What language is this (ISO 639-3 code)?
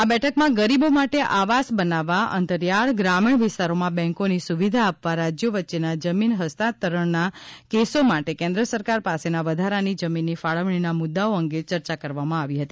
guj